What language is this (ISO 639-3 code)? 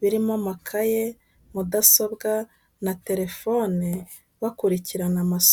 kin